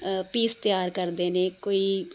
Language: Punjabi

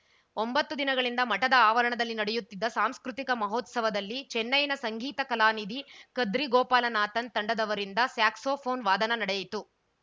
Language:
Kannada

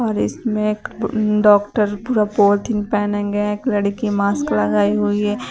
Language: Hindi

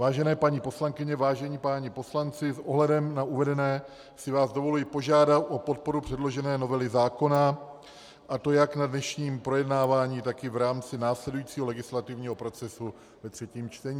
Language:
Czech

